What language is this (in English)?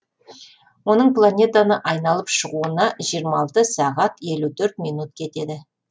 Kazakh